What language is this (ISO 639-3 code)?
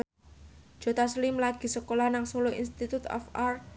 jav